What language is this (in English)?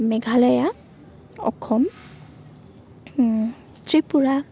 Assamese